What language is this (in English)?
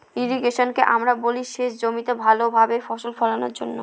Bangla